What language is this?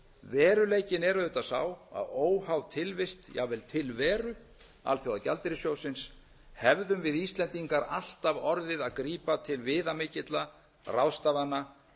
Icelandic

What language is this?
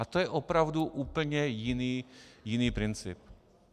Czech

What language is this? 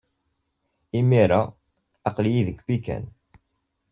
Kabyle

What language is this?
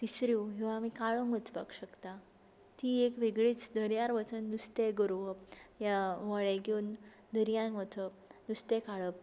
Konkani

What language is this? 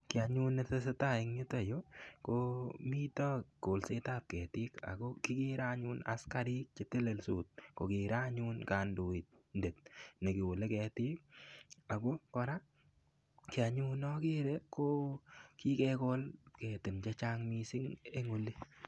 Kalenjin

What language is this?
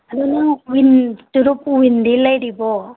Manipuri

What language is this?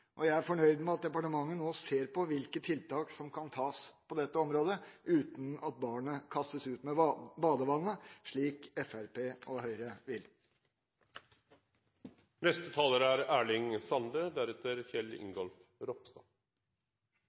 Norwegian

